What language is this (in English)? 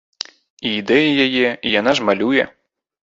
Belarusian